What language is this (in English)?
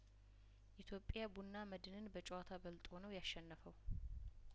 Amharic